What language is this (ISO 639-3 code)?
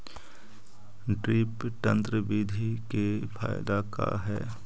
mag